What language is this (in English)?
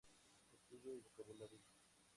Spanish